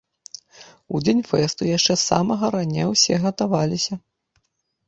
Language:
Belarusian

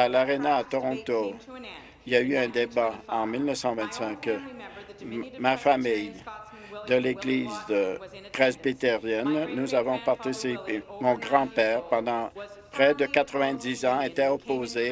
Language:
French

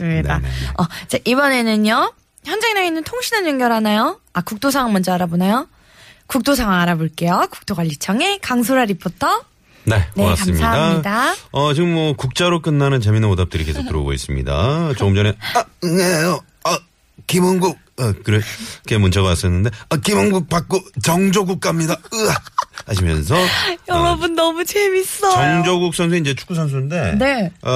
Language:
Korean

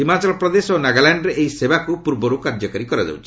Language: Odia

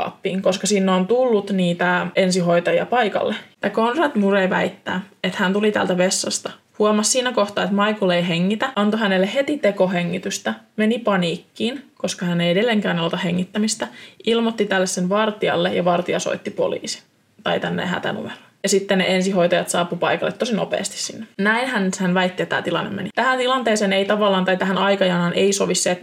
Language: Finnish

